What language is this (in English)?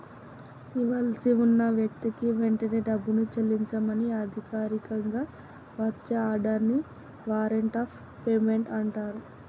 Telugu